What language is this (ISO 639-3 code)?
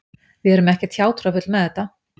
isl